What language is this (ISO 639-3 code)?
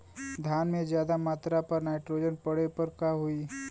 bho